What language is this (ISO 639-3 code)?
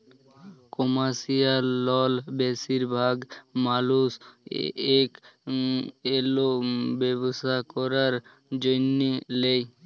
ben